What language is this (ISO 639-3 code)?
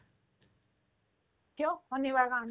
asm